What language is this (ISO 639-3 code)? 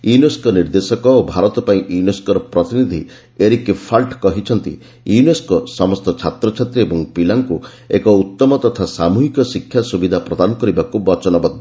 ori